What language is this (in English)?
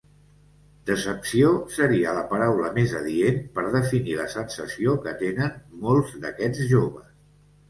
Catalan